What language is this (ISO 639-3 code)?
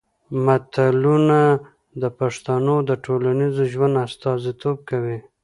pus